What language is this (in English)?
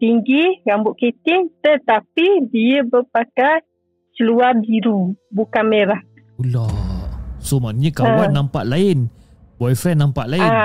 Malay